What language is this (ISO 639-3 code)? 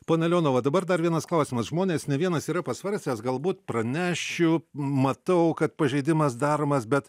lit